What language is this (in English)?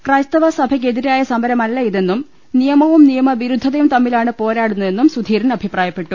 Malayalam